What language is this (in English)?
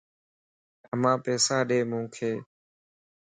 Lasi